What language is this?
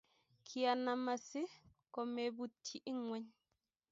Kalenjin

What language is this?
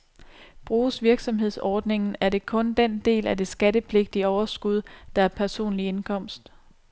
Danish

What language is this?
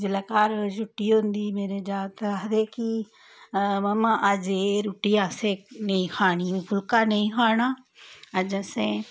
Dogri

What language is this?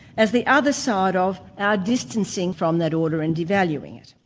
English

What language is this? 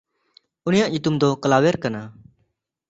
Santali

